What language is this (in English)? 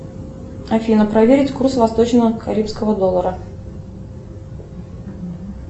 Russian